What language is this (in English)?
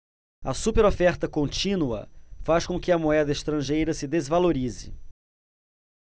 Portuguese